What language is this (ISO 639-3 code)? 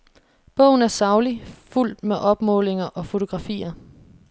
dan